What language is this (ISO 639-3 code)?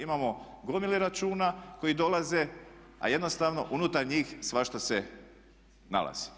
hrv